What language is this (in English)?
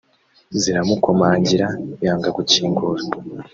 Kinyarwanda